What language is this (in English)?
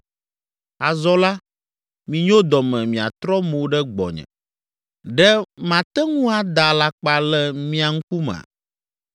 Ewe